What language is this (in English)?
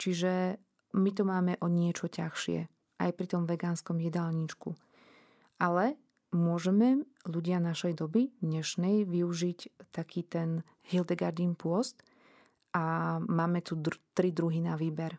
Slovak